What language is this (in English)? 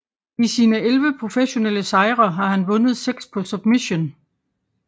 Danish